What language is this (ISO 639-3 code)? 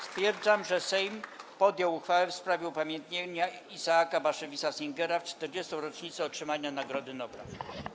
pol